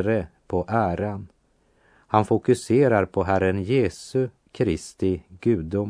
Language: Swedish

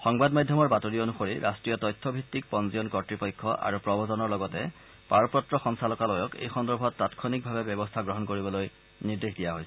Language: Assamese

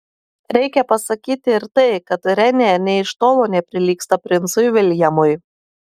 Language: Lithuanian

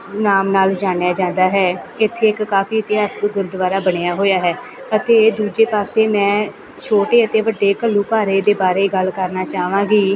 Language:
Punjabi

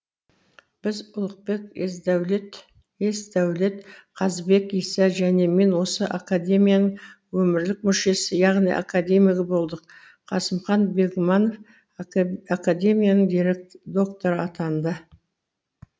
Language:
Kazakh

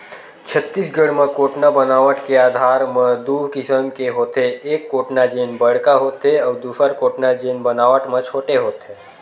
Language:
Chhattisgarhi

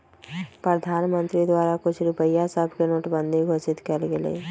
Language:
Magahi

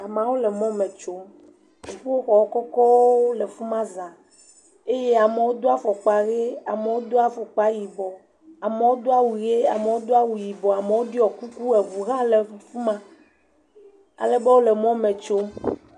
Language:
Ewe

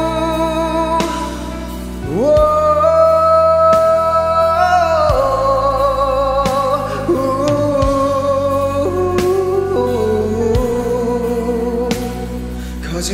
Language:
Korean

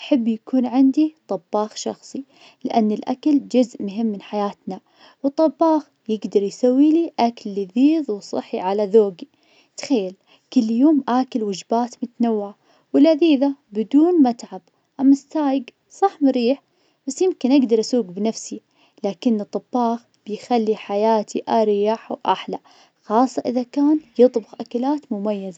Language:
Najdi Arabic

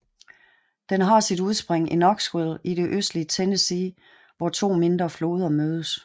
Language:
Danish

